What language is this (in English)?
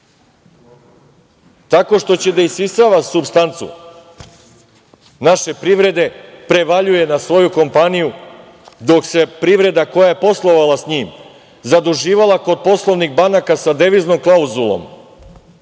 Serbian